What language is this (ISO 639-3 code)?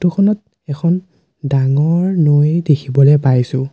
asm